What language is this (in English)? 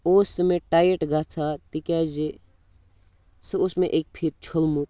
Kashmiri